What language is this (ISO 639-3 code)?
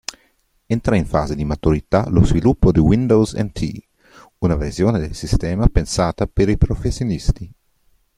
ita